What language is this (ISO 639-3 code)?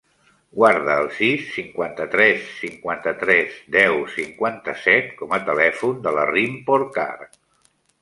cat